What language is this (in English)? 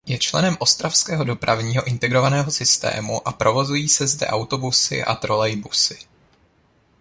Czech